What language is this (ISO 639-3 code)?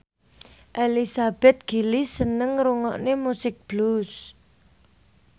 jav